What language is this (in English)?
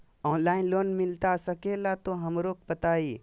Magahi